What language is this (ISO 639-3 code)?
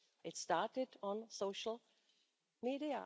eng